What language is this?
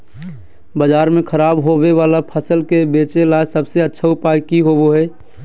Magahi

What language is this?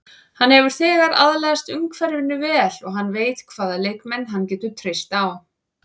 Icelandic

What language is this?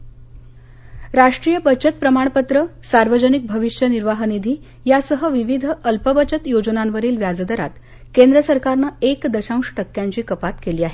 Marathi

